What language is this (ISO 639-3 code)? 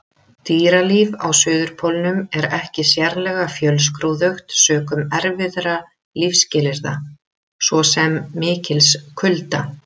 isl